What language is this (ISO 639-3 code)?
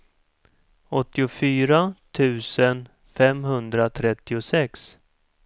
swe